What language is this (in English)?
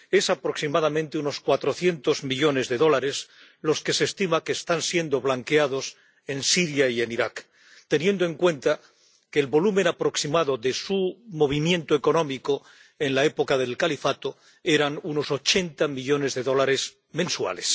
Spanish